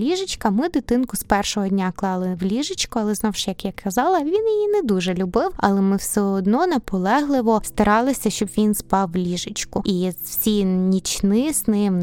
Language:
Ukrainian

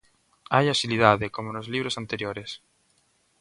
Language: Galician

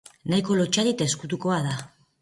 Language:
Basque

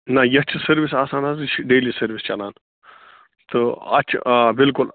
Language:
Kashmiri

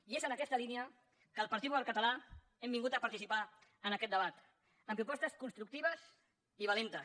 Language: Catalan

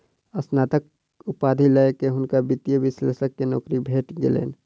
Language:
Maithili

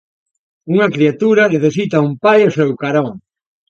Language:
Galician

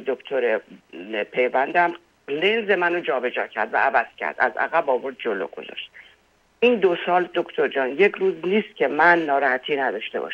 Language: Persian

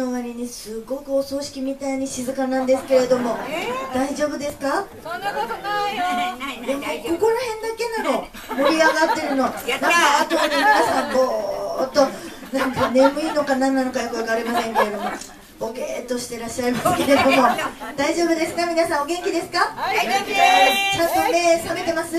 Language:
Japanese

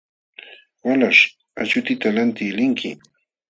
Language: Jauja Wanca Quechua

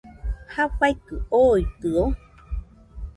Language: Nüpode Huitoto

